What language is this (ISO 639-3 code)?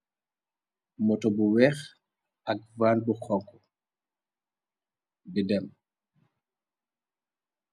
wol